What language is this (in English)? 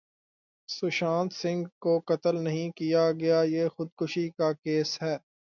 Urdu